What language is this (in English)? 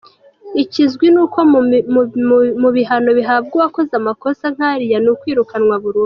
Kinyarwanda